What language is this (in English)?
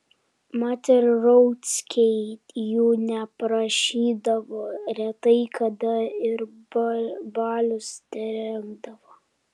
Lithuanian